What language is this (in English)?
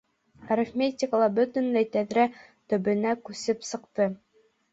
Bashkir